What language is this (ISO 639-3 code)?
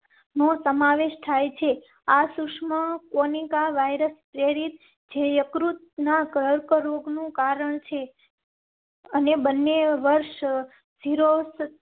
guj